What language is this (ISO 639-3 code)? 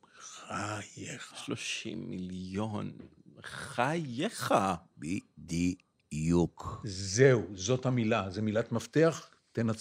heb